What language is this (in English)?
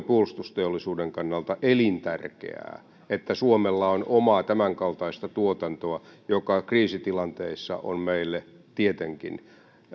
Finnish